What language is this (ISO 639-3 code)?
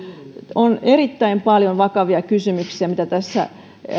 fin